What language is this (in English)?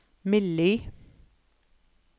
Norwegian